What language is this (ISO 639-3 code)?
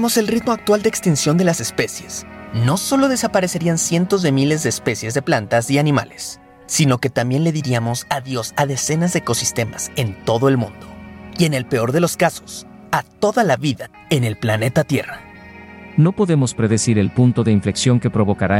spa